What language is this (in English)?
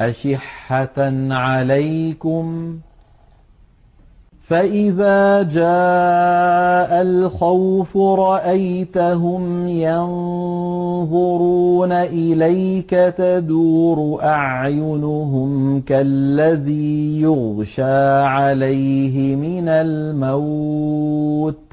Arabic